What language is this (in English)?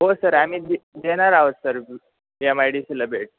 Marathi